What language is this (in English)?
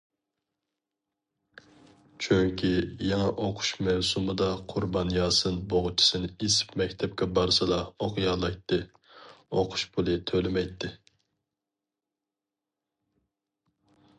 Uyghur